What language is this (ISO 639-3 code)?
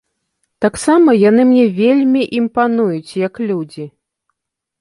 bel